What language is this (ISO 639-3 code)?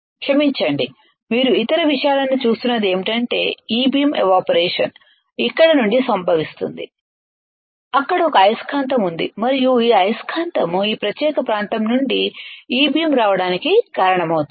tel